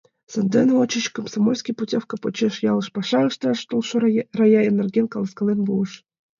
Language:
Mari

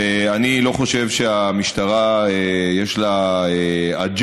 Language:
Hebrew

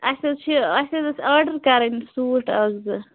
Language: Kashmiri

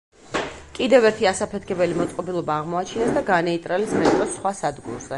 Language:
Georgian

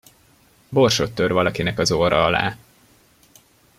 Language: Hungarian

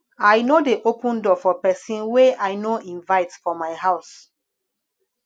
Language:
Nigerian Pidgin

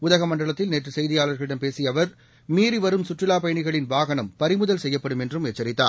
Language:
Tamil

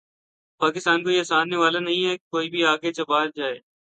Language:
Urdu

